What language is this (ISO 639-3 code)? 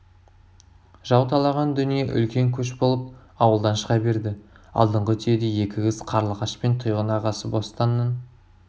kaz